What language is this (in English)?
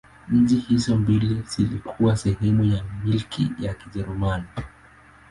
Swahili